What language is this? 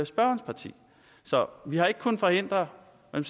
Danish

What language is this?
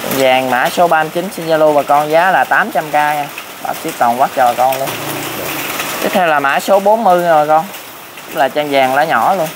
Vietnamese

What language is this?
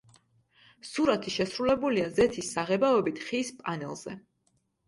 Georgian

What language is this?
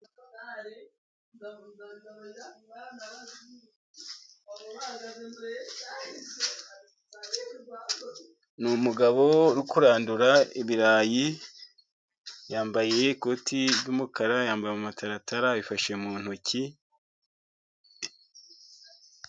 Kinyarwanda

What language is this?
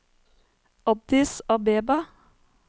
Norwegian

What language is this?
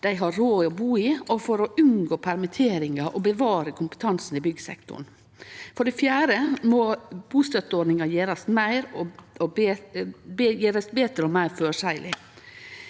Norwegian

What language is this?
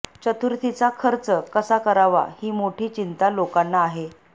Marathi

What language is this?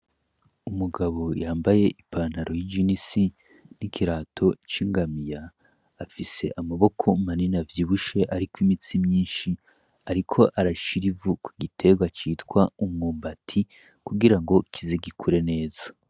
Rundi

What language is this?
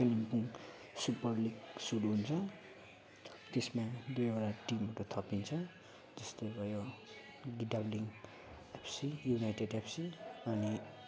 Nepali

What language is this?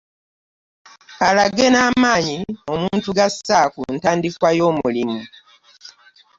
Ganda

